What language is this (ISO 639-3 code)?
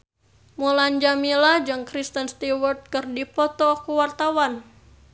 sun